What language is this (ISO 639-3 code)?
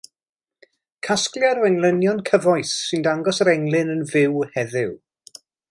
cym